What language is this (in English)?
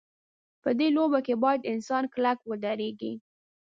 Pashto